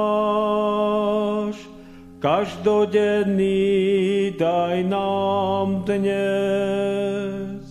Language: Slovak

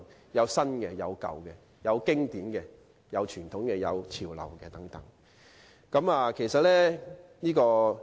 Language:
Cantonese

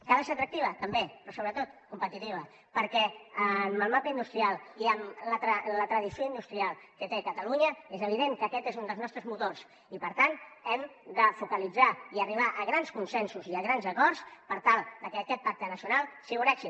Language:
Catalan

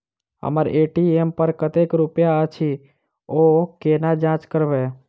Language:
Maithili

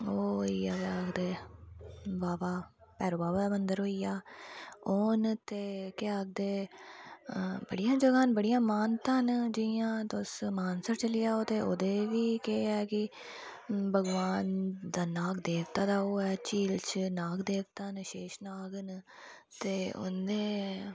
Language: Dogri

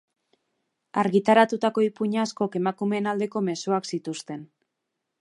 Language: Basque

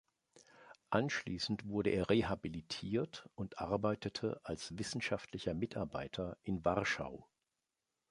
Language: German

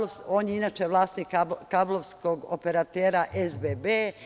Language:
Serbian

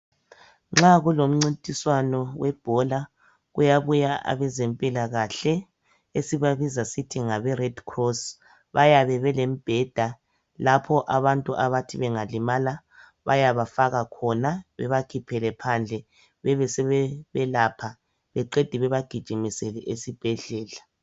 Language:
North Ndebele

